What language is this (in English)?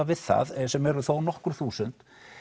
Icelandic